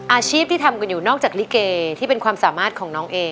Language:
Thai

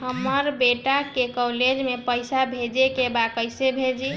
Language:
Bhojpuri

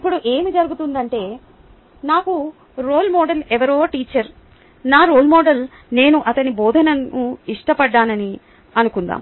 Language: Telugu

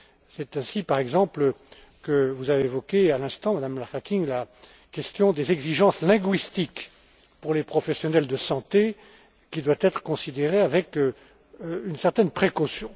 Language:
French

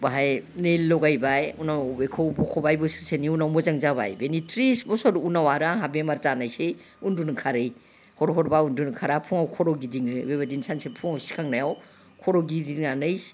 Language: Bodo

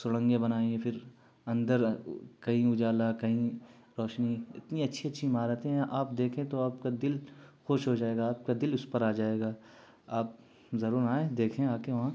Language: Urdu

